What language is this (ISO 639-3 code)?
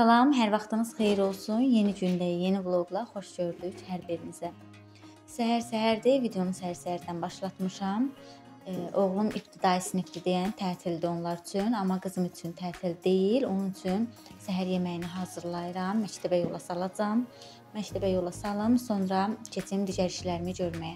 tur